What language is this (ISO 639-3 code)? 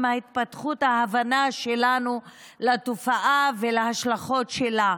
heb